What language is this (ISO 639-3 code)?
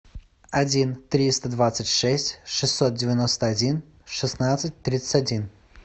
rus